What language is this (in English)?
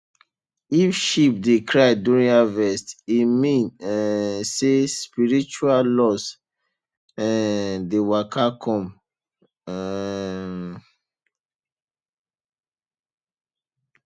Nigerian Pidgin